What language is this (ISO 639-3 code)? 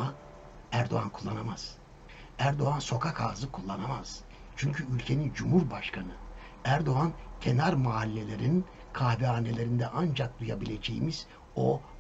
tur